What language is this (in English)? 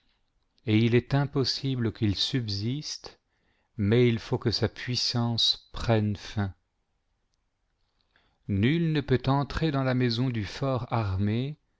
French